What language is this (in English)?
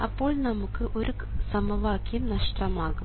Malayalam